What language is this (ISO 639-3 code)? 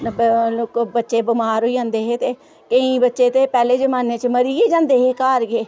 doi